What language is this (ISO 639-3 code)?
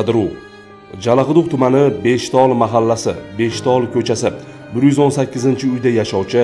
tur